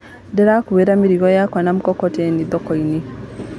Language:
Kikuyu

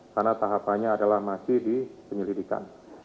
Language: Indonesian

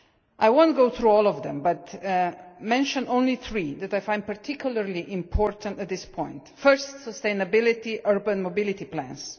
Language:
English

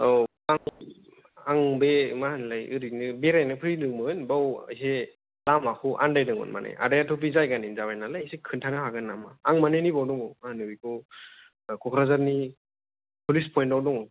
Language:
Bodo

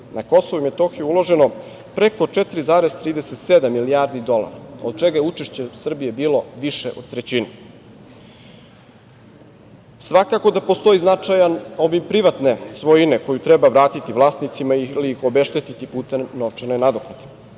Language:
Serbian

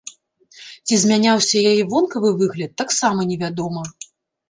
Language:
Belarusian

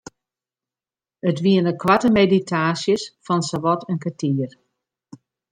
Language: Western Frisian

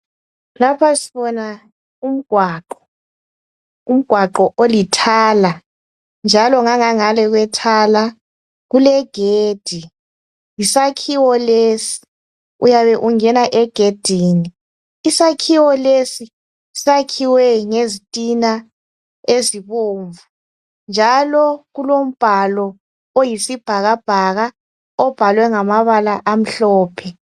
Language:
North Ndebele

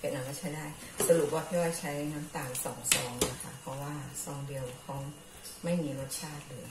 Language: Thai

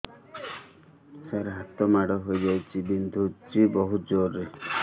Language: Odia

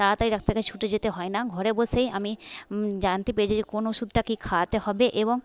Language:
Bangla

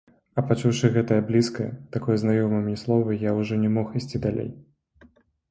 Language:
Belarusian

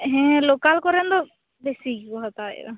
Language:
Santali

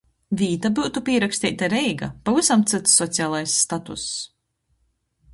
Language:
Latgalian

